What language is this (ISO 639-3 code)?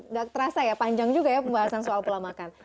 ind